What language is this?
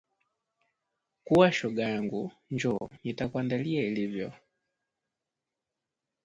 Swahili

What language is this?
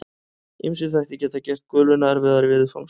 Icelandic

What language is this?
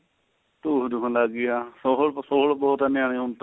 Punjabi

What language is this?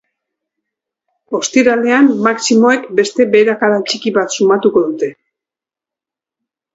Basque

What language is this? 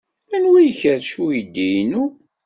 Kabyle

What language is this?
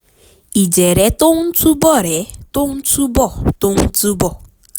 Yoruba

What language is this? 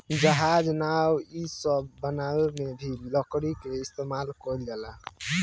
Bhojpuri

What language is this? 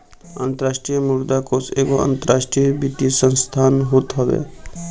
Bhojpuri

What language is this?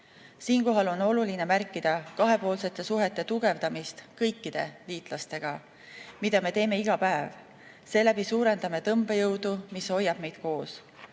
Estonian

